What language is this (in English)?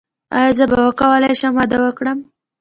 Pashto